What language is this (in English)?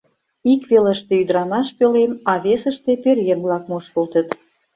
Mari